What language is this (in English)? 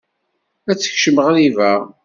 Kabyle